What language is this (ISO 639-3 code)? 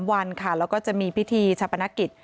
tha